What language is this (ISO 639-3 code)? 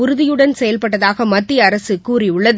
tam